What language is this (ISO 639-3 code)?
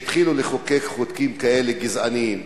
heb